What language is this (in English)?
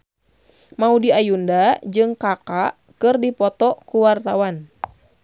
Sundanese